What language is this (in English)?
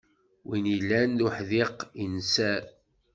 Kabyle